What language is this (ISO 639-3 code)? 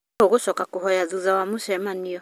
kik